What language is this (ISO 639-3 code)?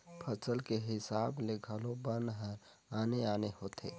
hne